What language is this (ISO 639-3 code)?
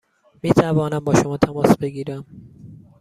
fas